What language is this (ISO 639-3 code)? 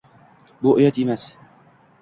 uzb